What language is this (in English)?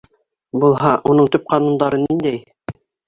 Bashkir